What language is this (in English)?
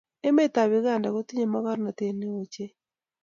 Kalenjin